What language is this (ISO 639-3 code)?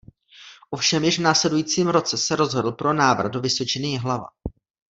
ces